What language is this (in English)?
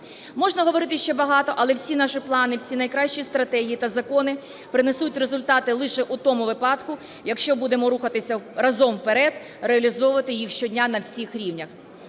Ukrainian